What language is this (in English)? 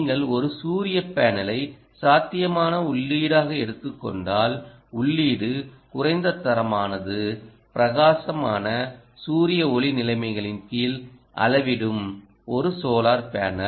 Tamil